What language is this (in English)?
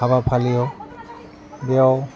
Bodo